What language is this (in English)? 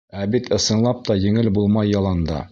Bashkir